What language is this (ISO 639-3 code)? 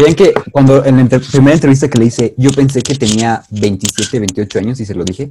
spa